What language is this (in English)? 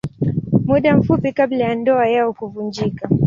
Swahili